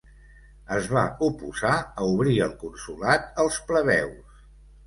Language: Catalan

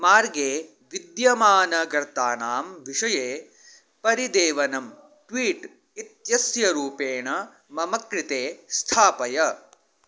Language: Sanskrit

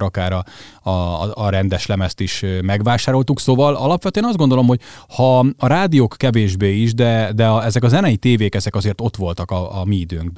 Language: Hungarian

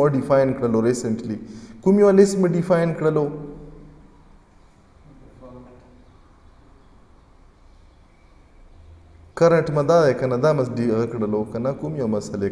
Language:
Romanian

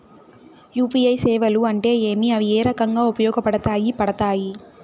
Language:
Telugu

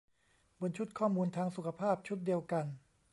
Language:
Thai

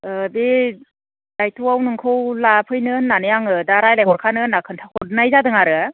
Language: Bodo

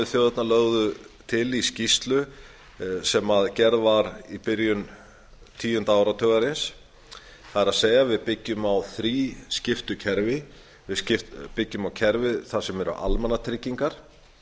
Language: Icelandic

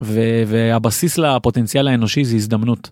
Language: Hebrew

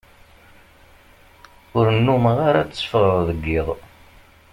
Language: Kabyle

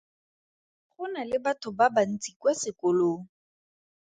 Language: Tswana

